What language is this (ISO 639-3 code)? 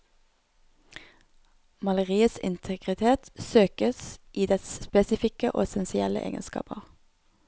nor